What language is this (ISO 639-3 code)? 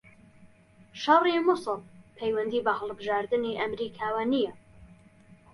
ckb